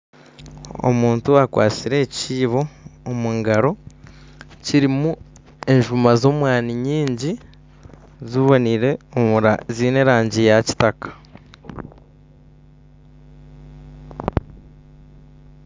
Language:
Nyankole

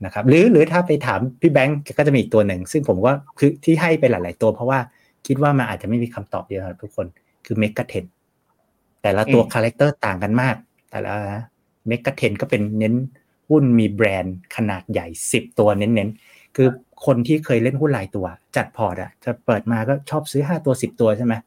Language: Thai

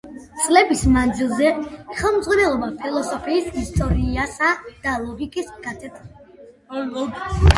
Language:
Georgian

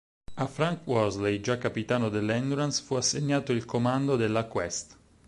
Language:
Italian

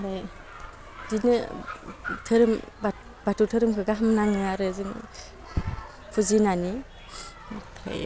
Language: Bodo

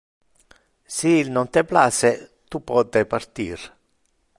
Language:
Interlingua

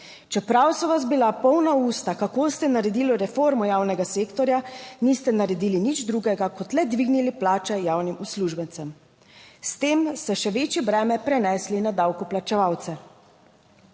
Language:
Slovenian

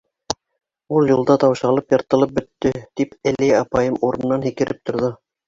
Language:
Bashkir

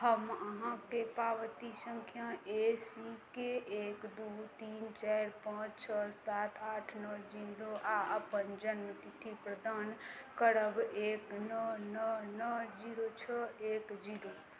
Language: Maithili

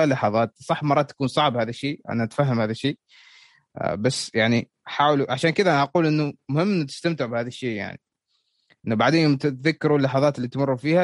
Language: Arabic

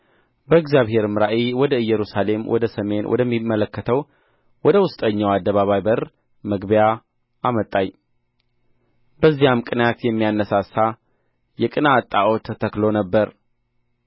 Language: Amharic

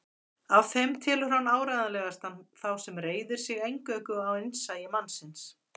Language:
Icelandic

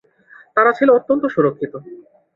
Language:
Bangla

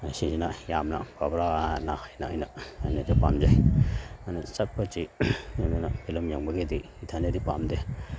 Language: Manipuri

